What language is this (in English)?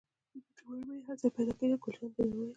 Pashto